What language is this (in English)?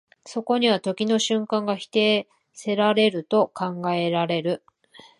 Japanese